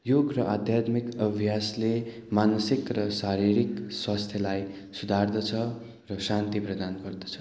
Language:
Nepali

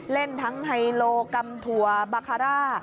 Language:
Thai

